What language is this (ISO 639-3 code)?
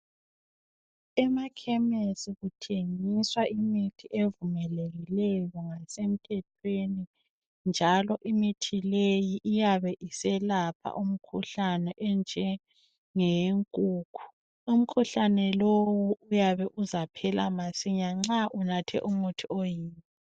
nde